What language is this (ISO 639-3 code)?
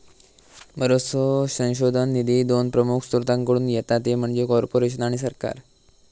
mar